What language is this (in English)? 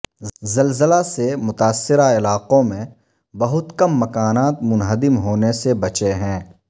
Urdu